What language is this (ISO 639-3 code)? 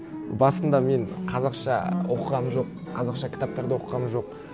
kaz